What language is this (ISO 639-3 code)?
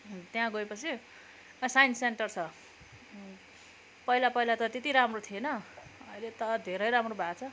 nep